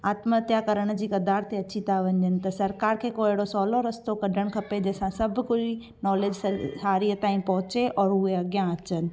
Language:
Sindhi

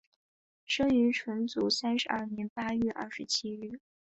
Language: Chinese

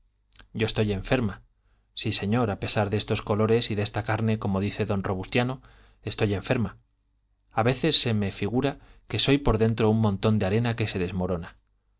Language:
Spanish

